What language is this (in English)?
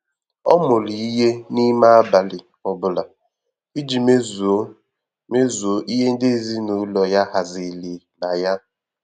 Igbo